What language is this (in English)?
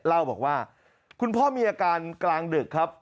Thai